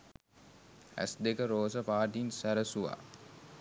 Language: Sinhala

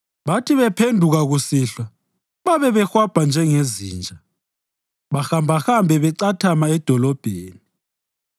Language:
North Ndebele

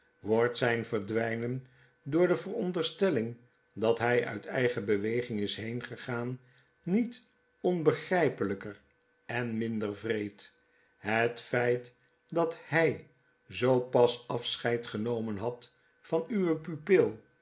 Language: Dutch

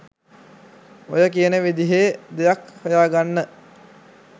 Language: Sinhala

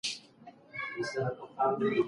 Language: Pashto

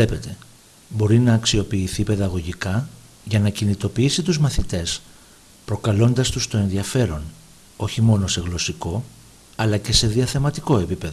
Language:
Greek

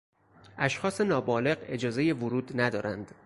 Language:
Persian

